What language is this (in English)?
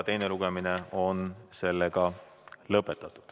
Estonian